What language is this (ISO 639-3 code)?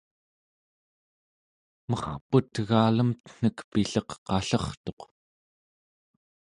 esu